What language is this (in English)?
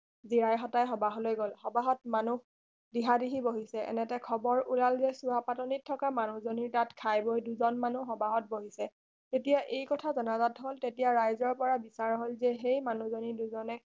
Assamese